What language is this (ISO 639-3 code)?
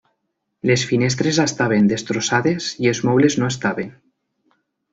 cat